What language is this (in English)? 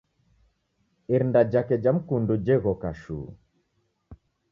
Taita